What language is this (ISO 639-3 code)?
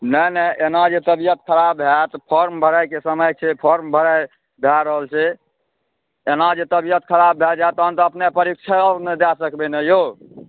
mai